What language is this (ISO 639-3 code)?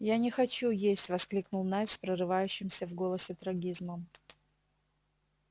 rus